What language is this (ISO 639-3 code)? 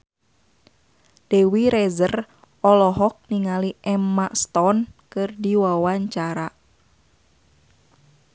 sun